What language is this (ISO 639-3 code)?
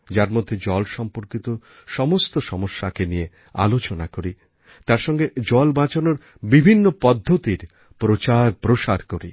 ben